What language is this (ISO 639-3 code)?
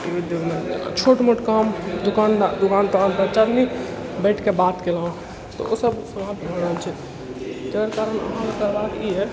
mai